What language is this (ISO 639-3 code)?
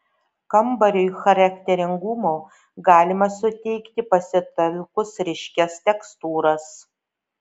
lit